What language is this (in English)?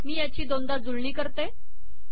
Marathi